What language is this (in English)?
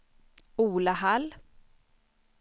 Swedish